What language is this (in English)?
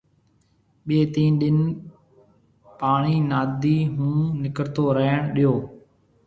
Marwari (Pakistan)